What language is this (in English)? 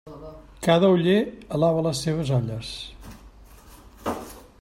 Catalan